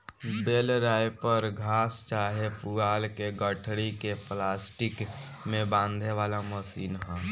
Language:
Bhojpuri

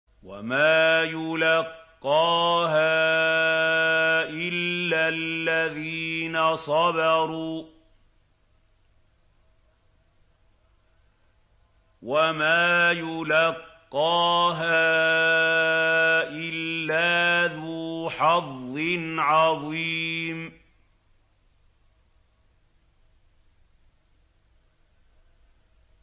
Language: Arabic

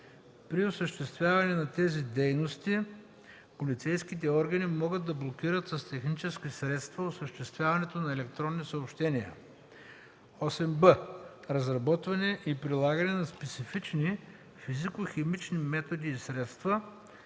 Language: Bulgarian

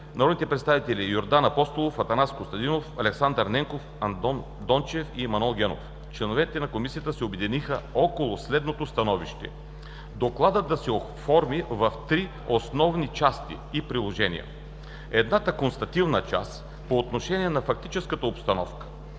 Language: Bulgarian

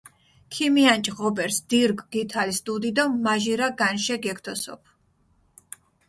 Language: Mingrelian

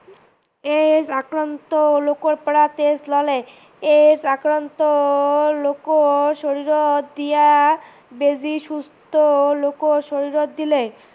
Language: Assamese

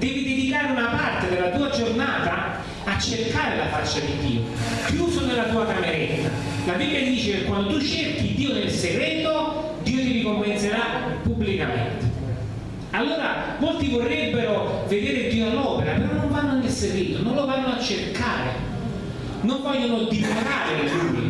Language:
Italian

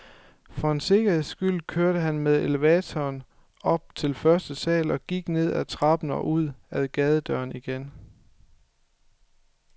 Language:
Danish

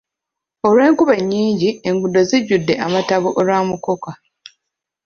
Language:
Ganda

